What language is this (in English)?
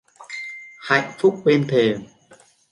Vietnamese